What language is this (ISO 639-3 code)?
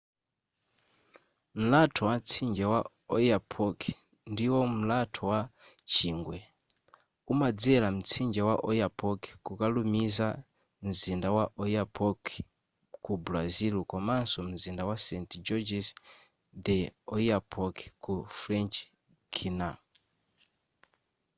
nya